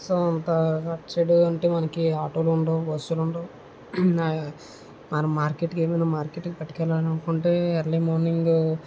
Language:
Telugu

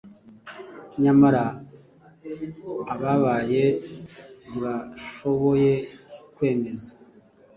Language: Kinyarwanda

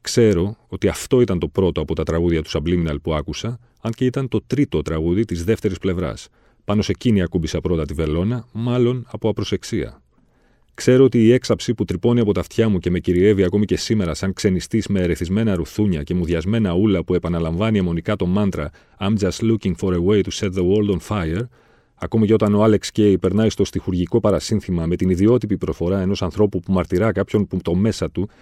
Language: Greek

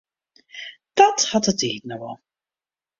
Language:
Western Frisian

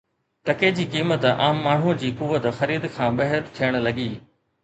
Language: Sindhi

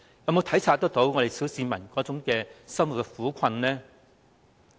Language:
Cantonese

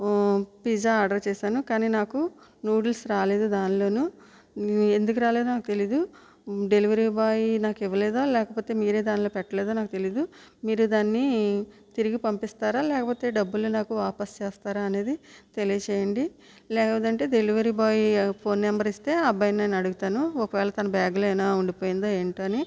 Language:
Telugu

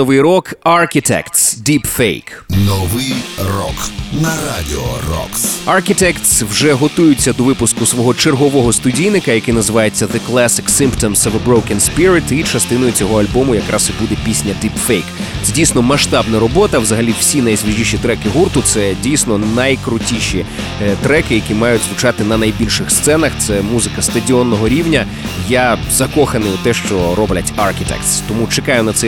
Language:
Ukrainian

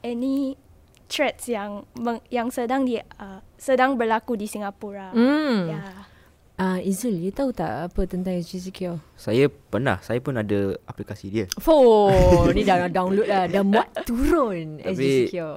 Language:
Malay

